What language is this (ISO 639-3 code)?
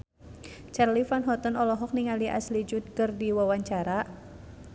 sun